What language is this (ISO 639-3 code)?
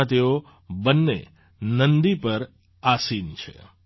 guj